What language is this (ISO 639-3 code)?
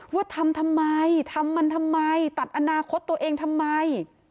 tha